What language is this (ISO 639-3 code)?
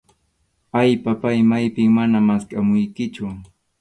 qxu